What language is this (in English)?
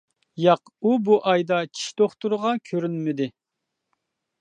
Uyghur